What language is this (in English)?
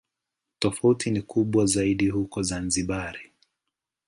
Swahili